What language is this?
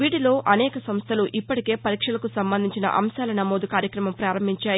Telugu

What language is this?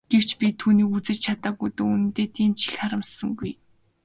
Mongolian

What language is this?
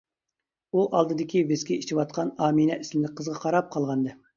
Uyghur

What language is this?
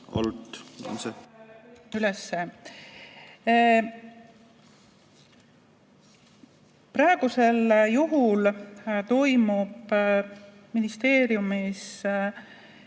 Estonian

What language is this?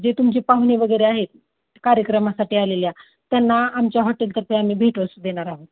Marathi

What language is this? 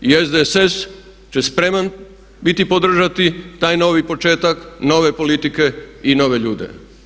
Croatian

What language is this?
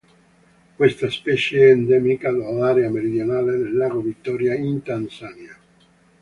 Italian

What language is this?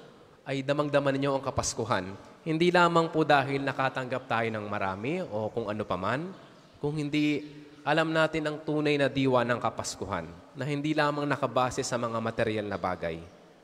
Filipino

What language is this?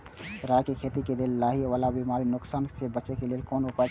Maithili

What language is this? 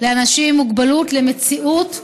Hebrew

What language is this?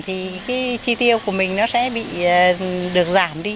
Vietnamese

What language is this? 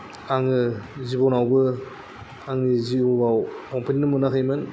Bodo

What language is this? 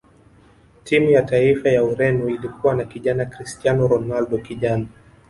Swahili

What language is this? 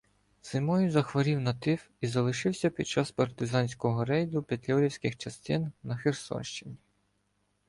Ukrainian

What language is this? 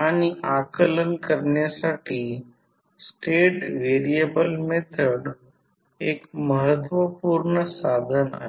Marathi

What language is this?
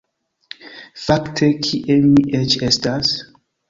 Esperanto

